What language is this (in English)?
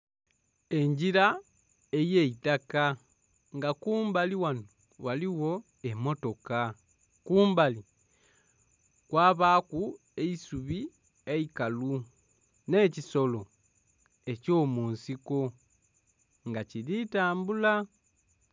Soga